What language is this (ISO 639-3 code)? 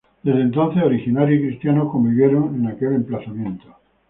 spa